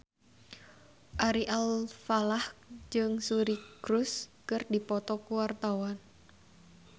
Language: Sundanese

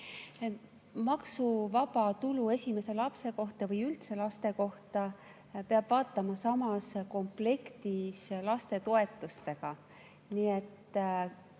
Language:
Estonian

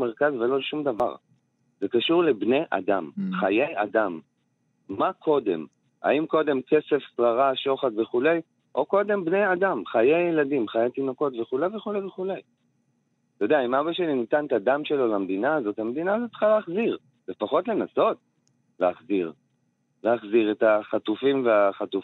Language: Hebrew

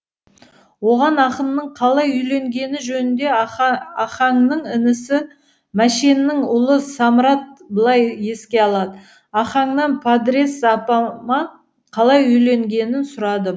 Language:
Kazakh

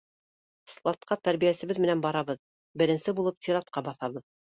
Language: Bashkir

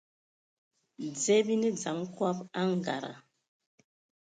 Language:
Ewondo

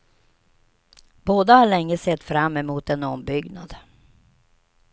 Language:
Swedish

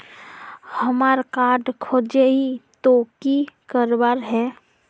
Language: Magahi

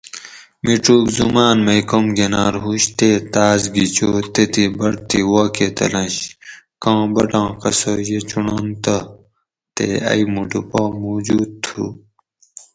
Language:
Gawri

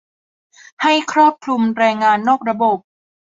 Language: Thai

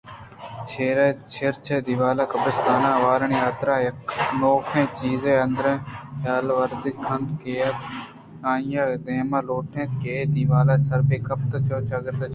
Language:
Eastern Balochi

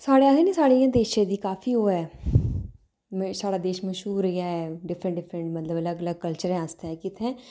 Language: Dogri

